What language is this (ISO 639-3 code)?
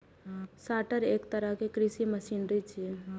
mai